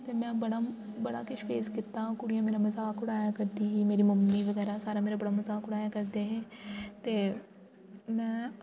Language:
Dogri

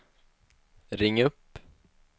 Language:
Swedish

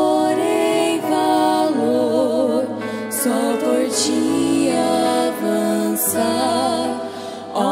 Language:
Romanian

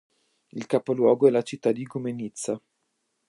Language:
Italian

